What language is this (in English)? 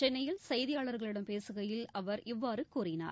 Tamil